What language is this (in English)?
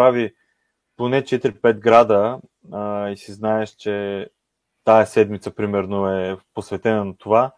Bulgarian